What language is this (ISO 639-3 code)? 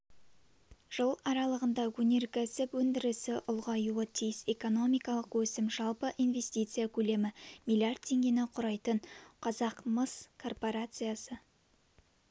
kaz